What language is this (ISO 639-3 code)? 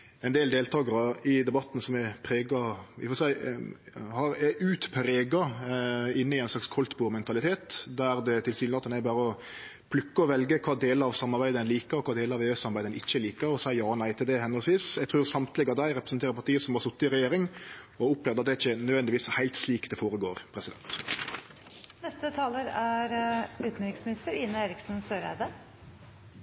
nor